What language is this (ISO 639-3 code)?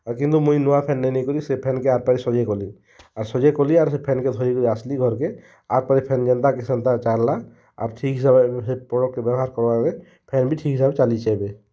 ori